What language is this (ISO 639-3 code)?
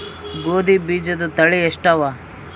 kan